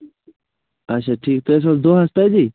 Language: Kashmiri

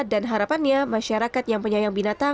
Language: Indonesian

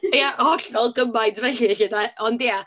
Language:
Welsh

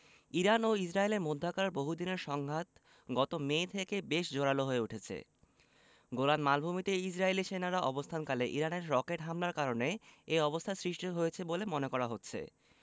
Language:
Bangla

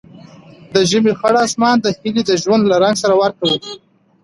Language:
Pashto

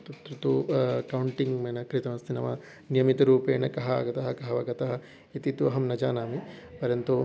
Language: Sanskrit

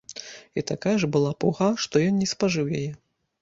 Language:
Belarusian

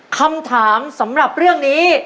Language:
Thai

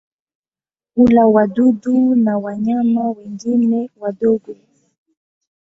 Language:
Swahili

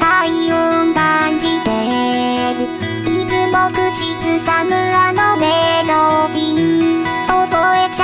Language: Vietnamese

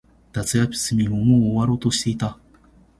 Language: Japanese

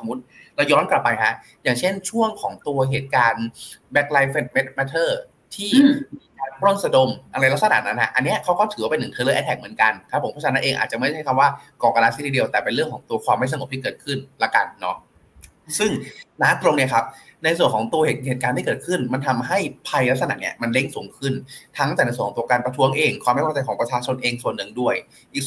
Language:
Thai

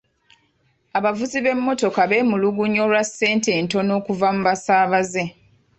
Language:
Ganda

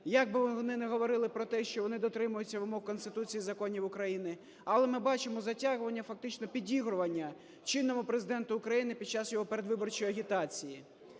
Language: Ukrainian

